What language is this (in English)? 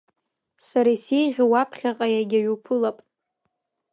Abkhazian